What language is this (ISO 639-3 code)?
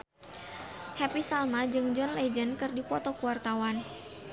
sun